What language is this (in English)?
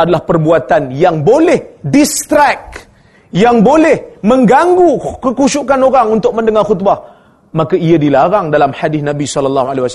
Malay